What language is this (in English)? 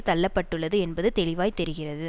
Tamil